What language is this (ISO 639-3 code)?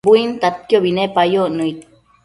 mcf